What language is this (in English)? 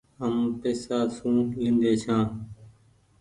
Goaria